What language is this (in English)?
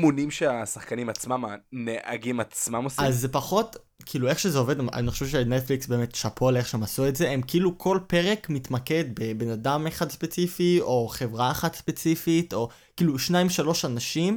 Hebrew